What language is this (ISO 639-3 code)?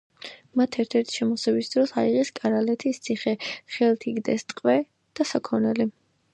kat